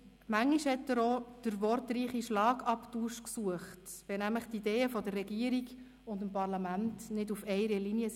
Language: Swiss German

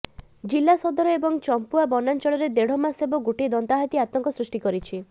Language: Odia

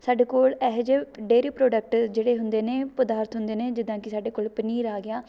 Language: Punjabi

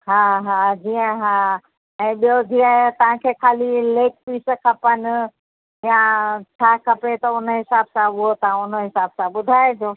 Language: Sindhi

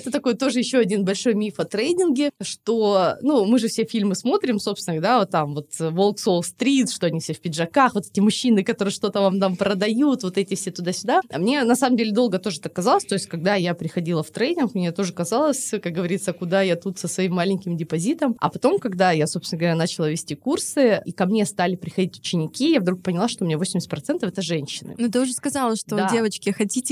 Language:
Russian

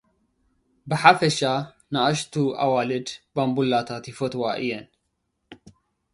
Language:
Tigrinya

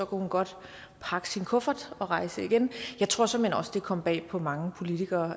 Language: Danish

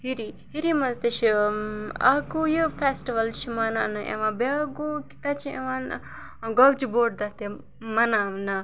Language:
Kashmiri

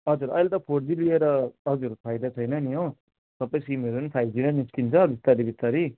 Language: Nepali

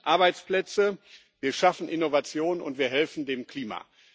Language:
German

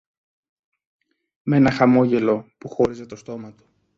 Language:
Greek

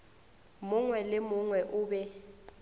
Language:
Northern Sotho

